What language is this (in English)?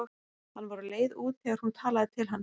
Icelandic